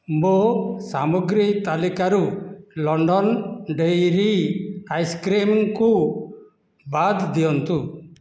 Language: Odia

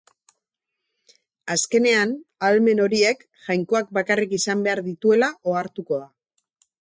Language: Basque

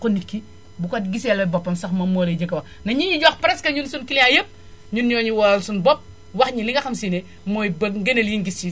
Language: Wolof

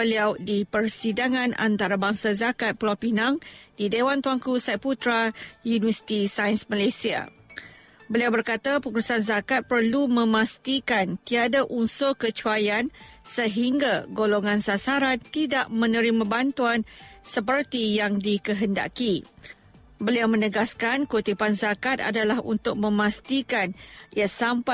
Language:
Malay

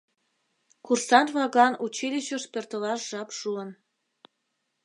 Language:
Mari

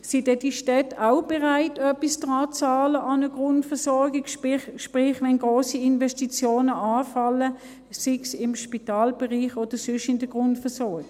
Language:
Swiss German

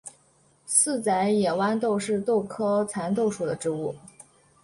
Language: Chinese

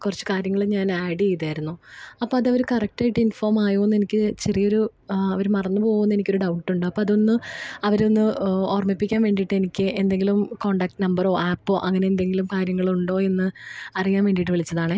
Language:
Malayalam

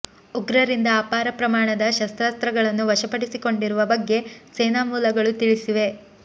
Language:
Kannada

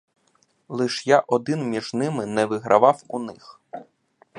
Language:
Ukrainian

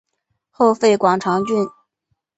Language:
Chinese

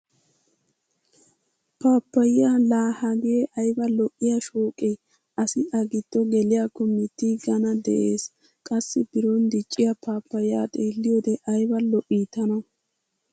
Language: Wolaytta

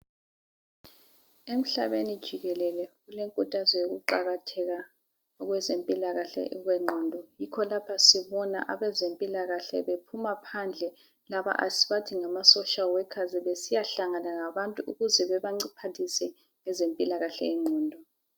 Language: North Ndebele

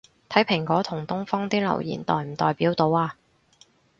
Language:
Cantonese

